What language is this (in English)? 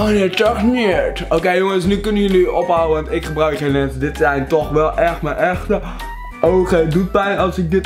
Dutch